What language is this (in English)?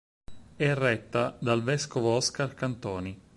Italian